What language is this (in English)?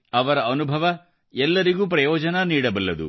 Kannada